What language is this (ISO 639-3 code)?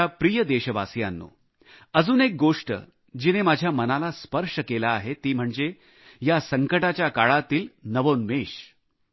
mar